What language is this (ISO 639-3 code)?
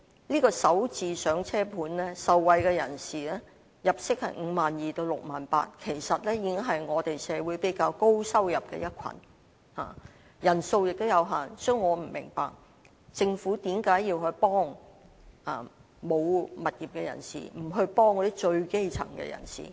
yue